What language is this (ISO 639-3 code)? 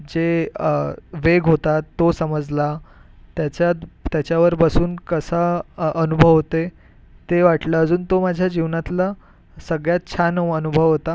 mar